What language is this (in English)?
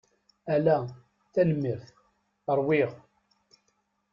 Kabyle